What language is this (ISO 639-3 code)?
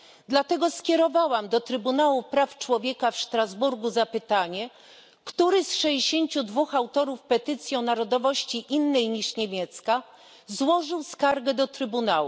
pol